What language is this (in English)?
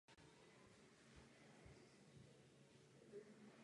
Czech